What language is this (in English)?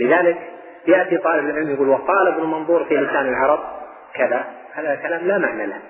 Arabic